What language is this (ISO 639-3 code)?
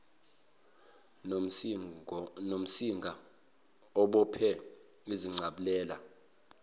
zul